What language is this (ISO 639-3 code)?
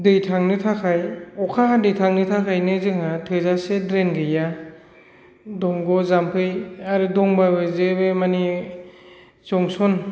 brx